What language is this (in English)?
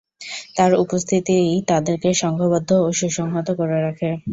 Bangla